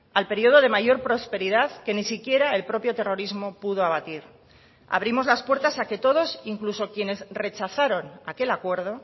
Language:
Spanish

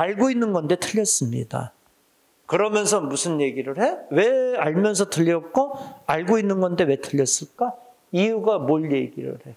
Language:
Korean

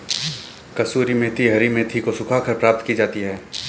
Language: Hindi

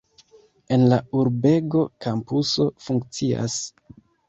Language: Esperanto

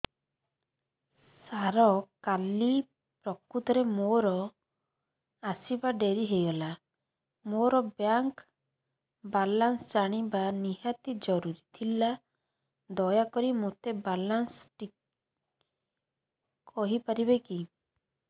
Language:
Odia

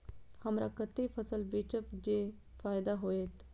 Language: Maithili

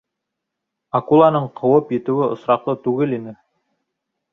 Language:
Bashkir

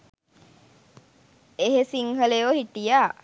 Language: Sinhala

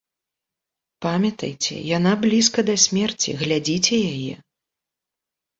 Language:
Belarusian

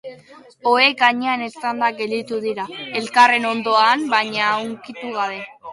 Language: Basque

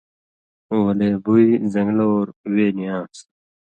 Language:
Indus Kohistani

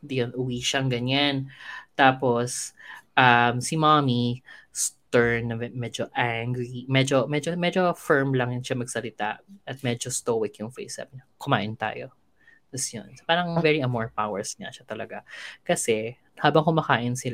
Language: Filipino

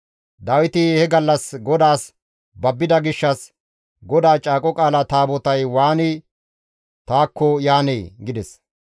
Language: Gamo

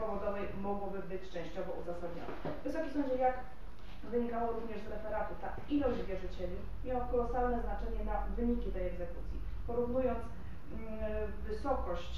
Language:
Polish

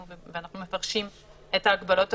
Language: Hebrew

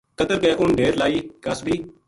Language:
Gujari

